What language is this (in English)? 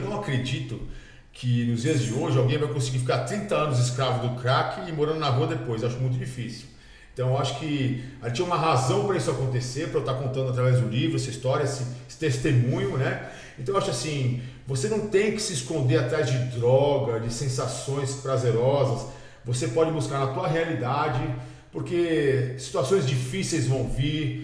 Portuguese